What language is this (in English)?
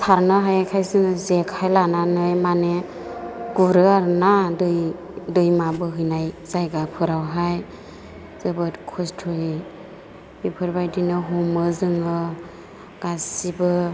Bodo